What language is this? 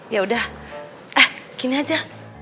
Indonesian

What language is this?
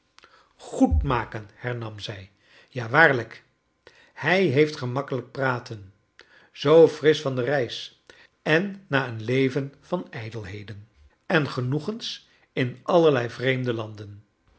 Dutch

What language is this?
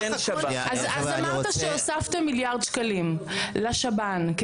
Hebrew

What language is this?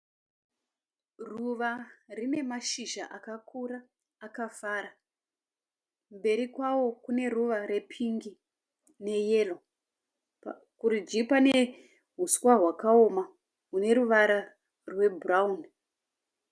Shona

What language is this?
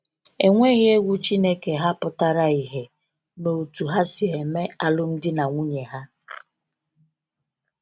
Igbo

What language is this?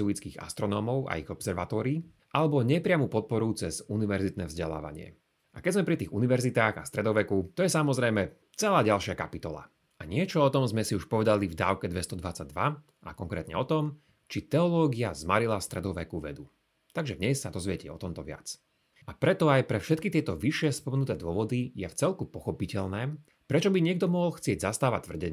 Slovak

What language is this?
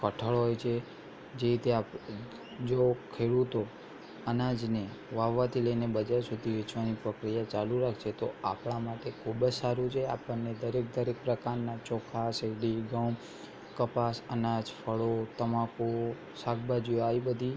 Gujarati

